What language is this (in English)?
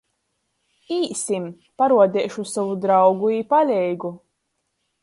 Latgalian